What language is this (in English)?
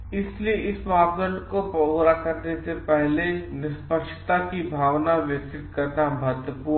Hindi